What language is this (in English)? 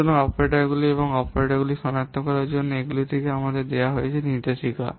Bangla